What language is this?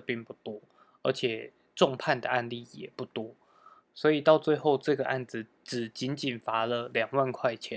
Chinese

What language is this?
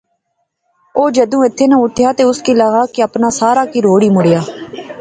Pahari-Potwari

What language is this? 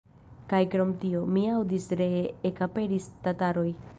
Esperanto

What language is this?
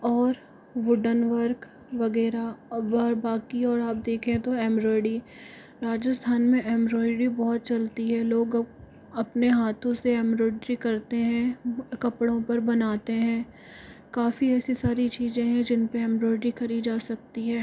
Hindi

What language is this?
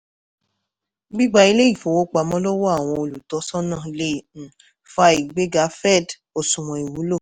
Yoruba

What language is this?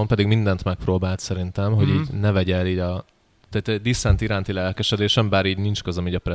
Hungarian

